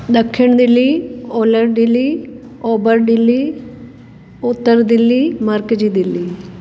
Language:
Sindhi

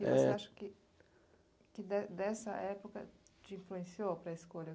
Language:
Portuguese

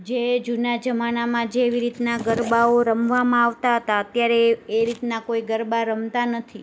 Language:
Gujarati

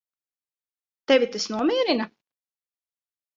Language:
Latvian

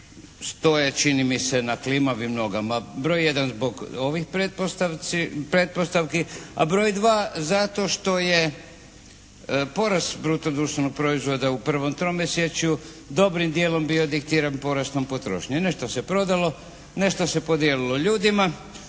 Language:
Croatian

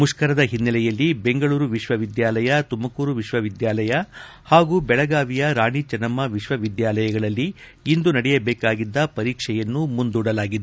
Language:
Kannada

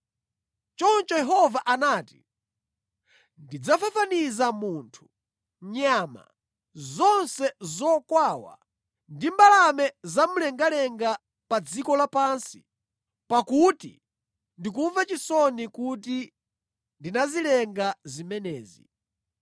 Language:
Nyanja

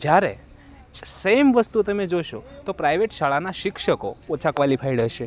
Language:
Gujarati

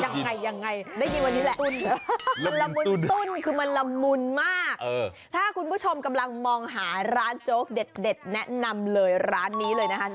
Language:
Thai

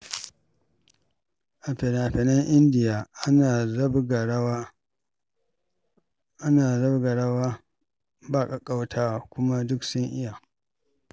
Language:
Hausa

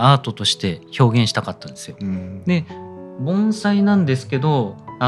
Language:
Japanese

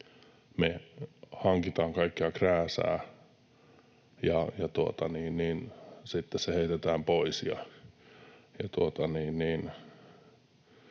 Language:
Finnish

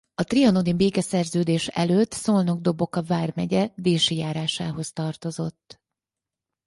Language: Hungarian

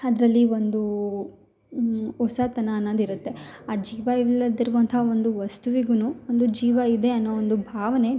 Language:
Kannada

